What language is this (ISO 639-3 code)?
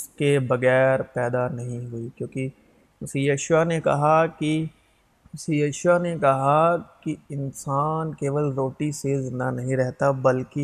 urd